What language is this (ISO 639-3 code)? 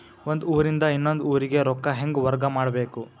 kan